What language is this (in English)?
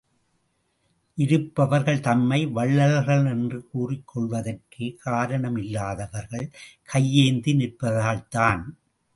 Tamil